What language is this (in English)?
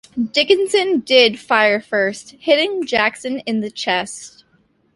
English